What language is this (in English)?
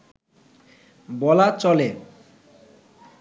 Bangla